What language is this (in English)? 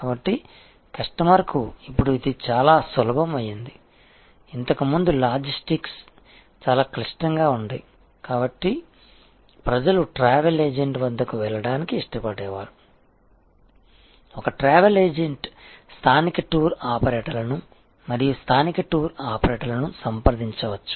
Telugu